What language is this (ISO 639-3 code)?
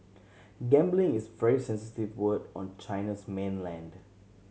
eng